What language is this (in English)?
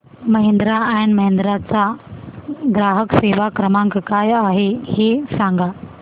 Marathi